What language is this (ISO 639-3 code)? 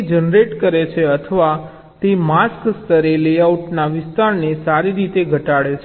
guj